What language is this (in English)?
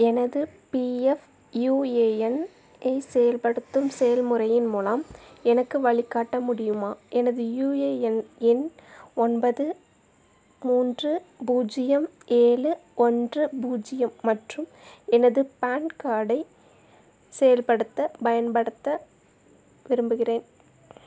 Tamil